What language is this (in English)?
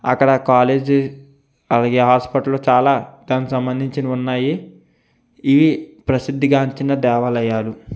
Telugu